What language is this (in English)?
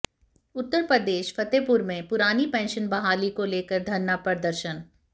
Hindi